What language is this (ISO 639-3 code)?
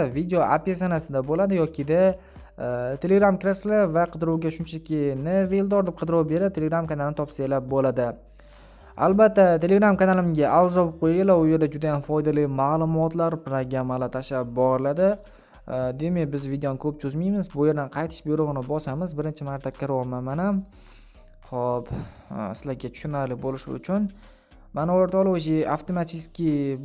tur